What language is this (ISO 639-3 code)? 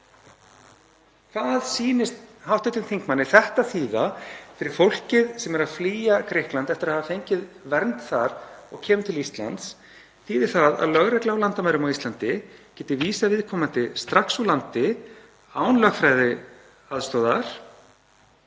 isl